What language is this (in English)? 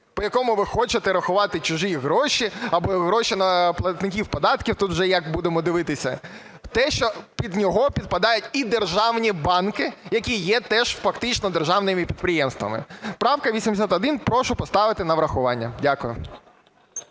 Ukrainian